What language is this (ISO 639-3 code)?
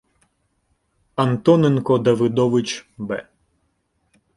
ukr